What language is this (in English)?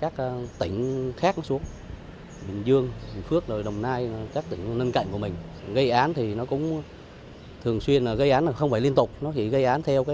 Vietnamese